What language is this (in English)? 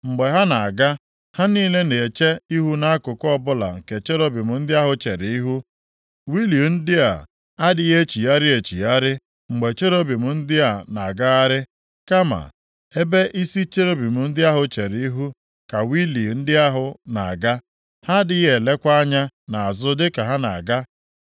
Igbo